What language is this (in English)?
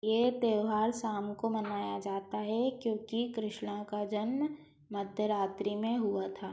Hindi